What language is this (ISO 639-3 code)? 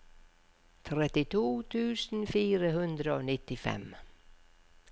nor